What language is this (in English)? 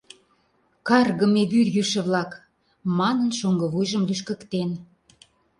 Mari